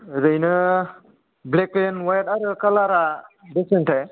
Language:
Bodo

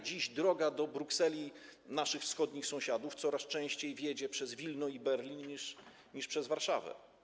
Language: Polish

